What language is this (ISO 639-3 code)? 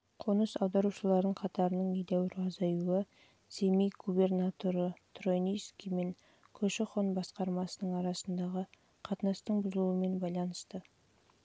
kaz